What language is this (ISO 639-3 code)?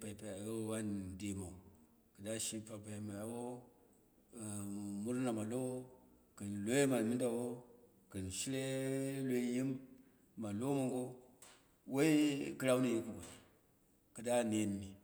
kna